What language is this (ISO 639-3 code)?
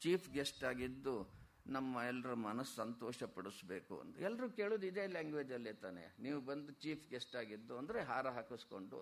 kan